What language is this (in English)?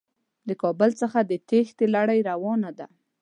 Pashto